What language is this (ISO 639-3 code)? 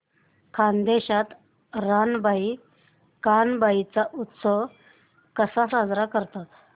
mar